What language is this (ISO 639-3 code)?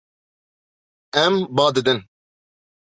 kur